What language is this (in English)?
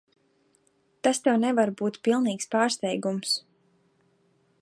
Latvian